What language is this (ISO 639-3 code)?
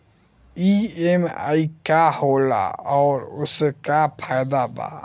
bho